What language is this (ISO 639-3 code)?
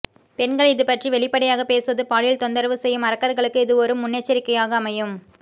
tam